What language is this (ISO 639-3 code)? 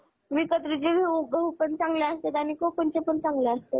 mar